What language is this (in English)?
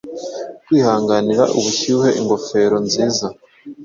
Kinyarwanda